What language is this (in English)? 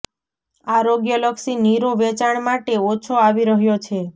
Gujarati